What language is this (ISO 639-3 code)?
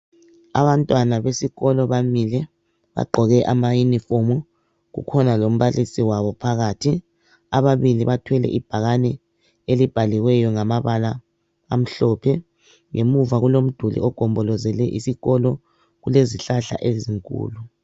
nde